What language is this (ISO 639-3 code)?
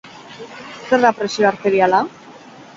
eus